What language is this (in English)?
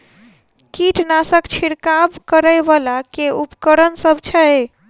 Maithili